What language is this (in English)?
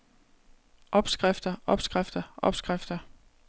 Danish